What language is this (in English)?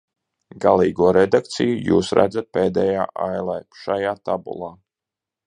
Latvian